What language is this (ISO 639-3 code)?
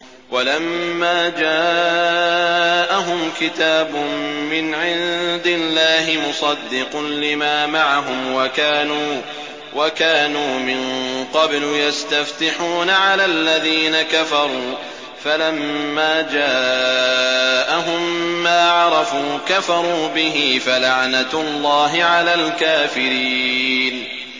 ara